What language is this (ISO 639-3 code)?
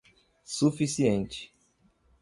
por